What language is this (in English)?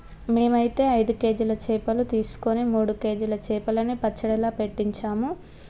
Telugu